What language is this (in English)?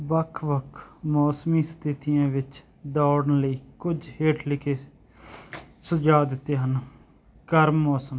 Punjabi